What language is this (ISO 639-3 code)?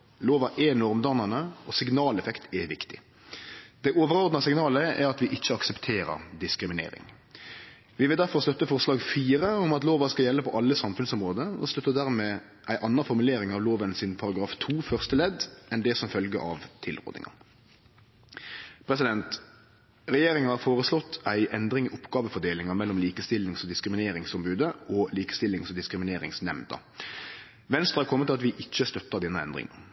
nno